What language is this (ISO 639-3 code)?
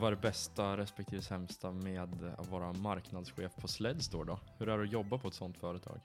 swe